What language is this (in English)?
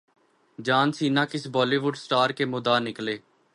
Urdu